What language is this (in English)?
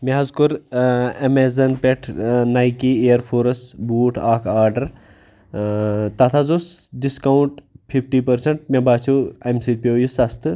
Kashmiri